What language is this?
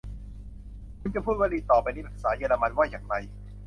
Thai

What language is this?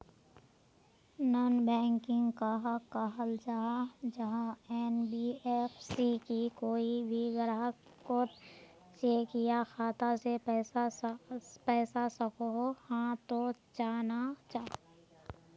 Magahi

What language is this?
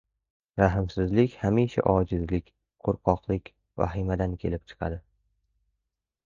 Uzbek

